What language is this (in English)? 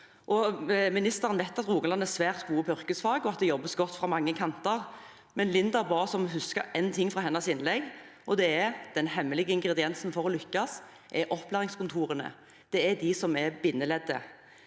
Norwegian